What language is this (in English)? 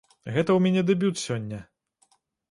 Belarusian